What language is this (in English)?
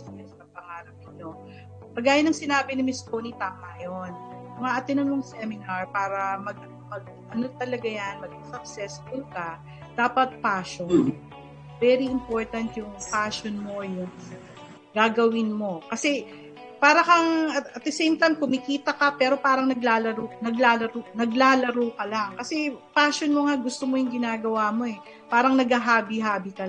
Filipino